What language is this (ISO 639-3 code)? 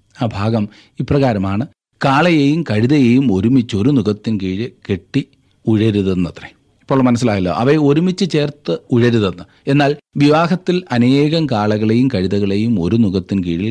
mal